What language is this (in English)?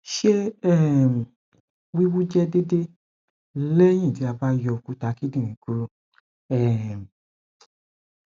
Yoruba